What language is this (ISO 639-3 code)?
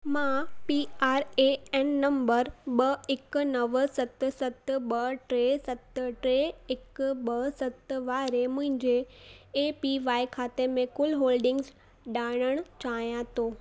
snd